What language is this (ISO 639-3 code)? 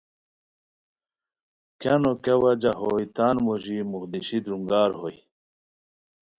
khw